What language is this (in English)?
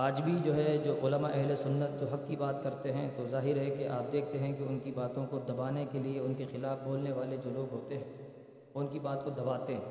Urdu